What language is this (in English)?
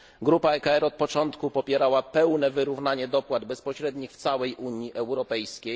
Polish